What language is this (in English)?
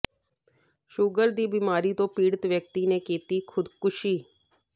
Punjabi